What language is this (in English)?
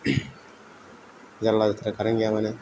Bodo